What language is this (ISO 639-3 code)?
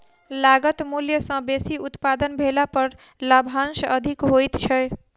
mai